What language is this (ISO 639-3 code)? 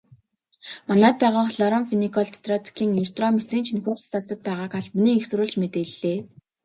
mon